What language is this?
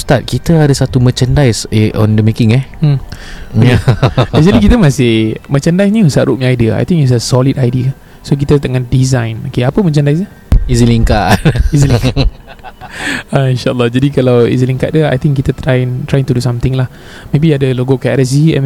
Malay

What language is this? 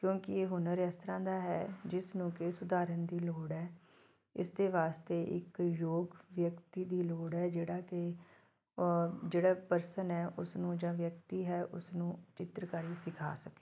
Punjabi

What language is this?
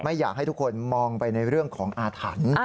Thai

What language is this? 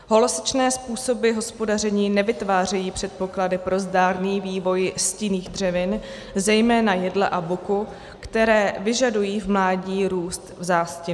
Czech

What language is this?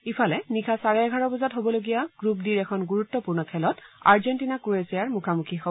Assamese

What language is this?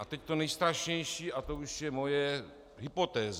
Czech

